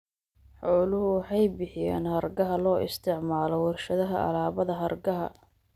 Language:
Somali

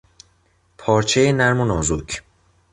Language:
Persian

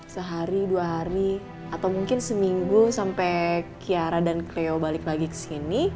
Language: Indonesian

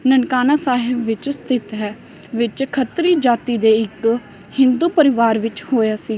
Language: Punjabi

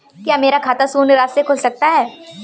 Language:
Hindi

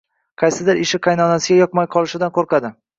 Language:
Uzbek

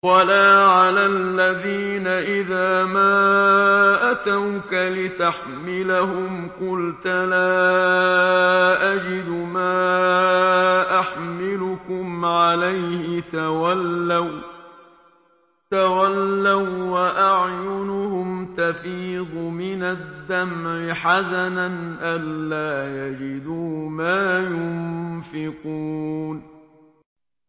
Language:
Arabic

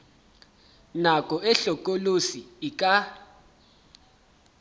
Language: Southern Sotho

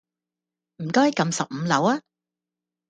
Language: Cantonese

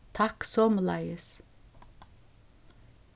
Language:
Faroese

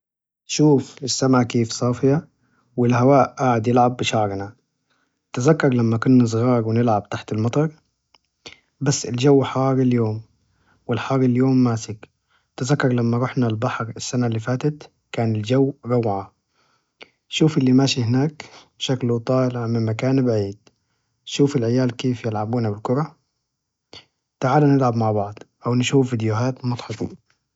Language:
Najdi Arabic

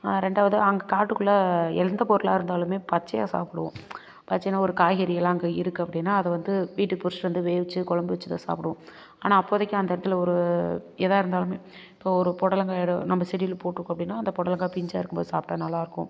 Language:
Tamil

